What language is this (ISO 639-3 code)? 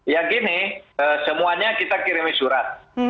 ind